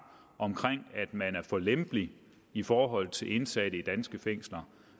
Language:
Danish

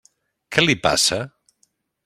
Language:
Catalan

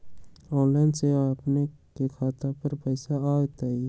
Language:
Magahi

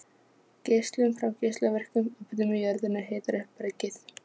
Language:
Icelandic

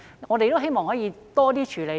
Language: Cantonese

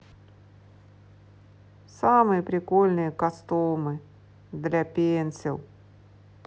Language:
Russian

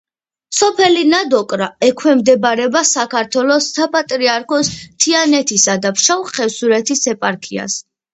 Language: Georgian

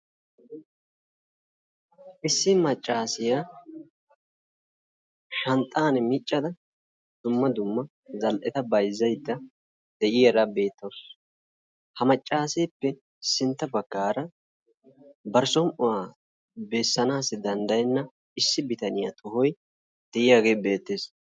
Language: Wolaytta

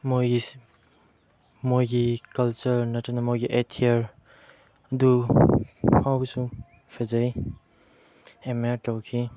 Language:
Manipuri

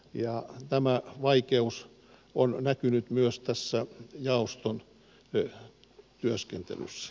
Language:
Finnish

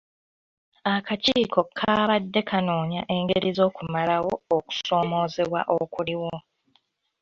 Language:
Ganda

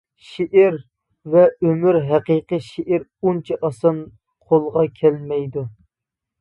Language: Uyghur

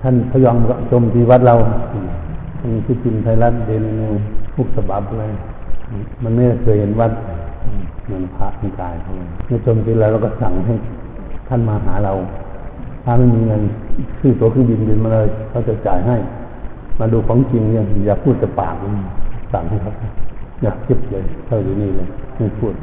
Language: Thai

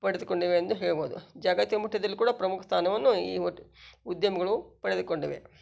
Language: Kannada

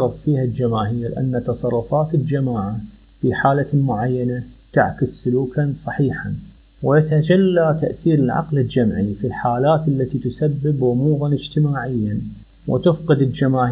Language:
Arabic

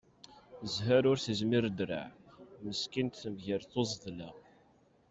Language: Kabyle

